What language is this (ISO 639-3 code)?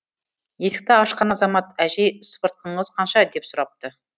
kaz